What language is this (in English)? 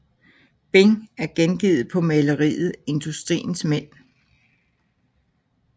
Danish